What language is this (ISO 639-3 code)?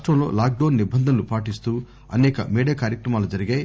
tel